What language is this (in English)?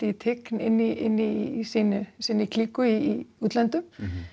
Icelandic